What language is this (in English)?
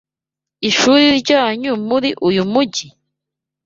Kinyarwanda